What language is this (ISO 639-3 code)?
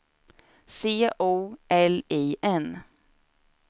swe